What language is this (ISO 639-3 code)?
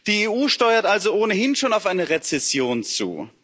deu